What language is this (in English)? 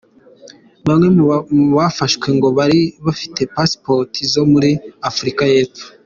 Kinyarwanda